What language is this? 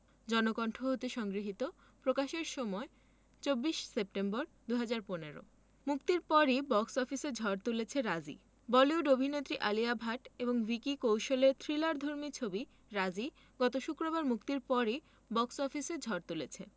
Bangla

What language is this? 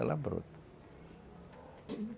Portuguese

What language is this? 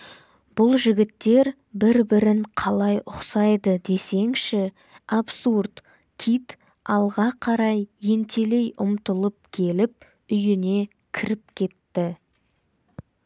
Kazakh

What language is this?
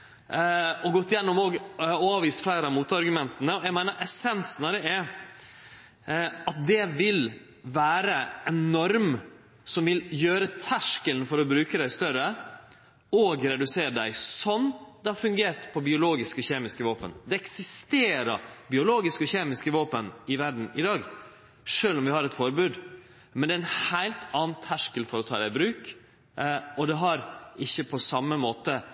Norwegian Nynorsk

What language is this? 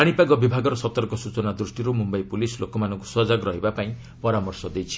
Odia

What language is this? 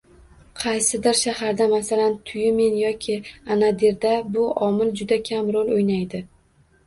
Uzbek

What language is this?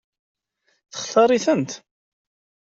Kabyle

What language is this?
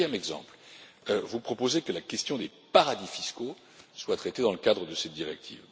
French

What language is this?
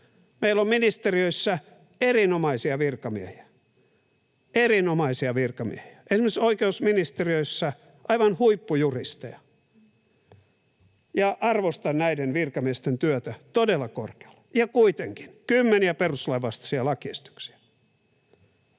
Finnish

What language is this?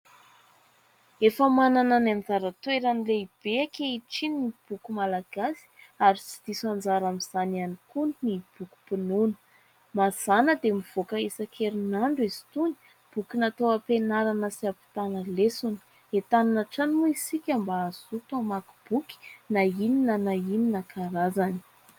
Malagasy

